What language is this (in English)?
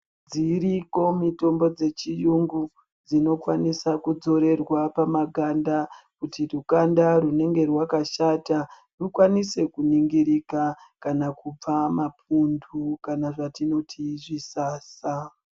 Ndau